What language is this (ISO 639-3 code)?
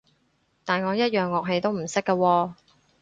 yue